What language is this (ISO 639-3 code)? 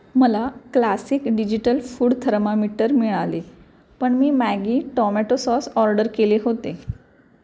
mar